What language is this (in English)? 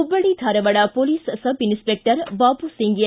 Kannada